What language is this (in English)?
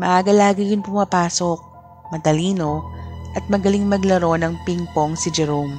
Filipino